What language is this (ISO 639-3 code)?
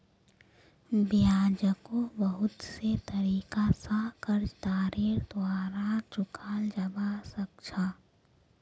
mag